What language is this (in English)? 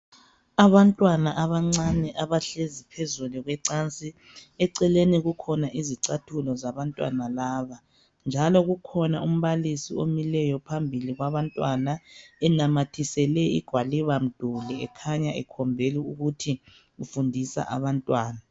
North Ndebele